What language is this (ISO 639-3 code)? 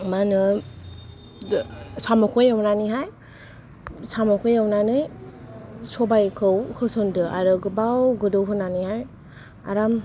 brx